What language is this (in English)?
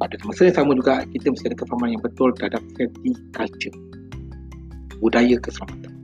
Malay